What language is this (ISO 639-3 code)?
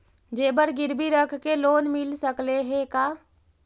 mag